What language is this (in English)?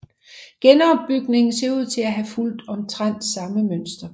Danish